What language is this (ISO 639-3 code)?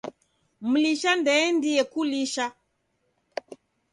dav